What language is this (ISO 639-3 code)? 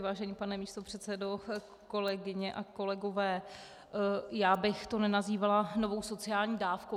ces